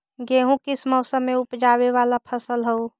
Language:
Magahi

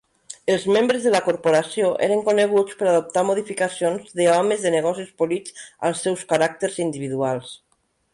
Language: Catalan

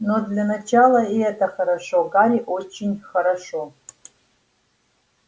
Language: Russian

